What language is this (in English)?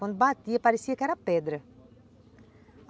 Portuguese